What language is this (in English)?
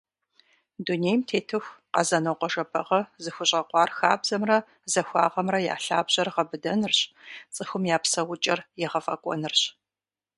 Kabardian